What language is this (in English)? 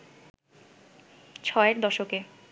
Bangla